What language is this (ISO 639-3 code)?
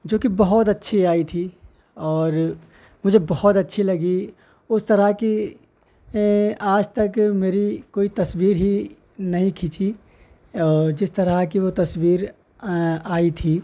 urd